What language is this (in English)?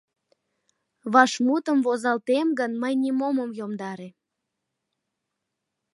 Mari